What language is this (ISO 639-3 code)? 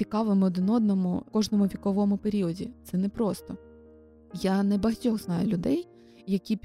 ukr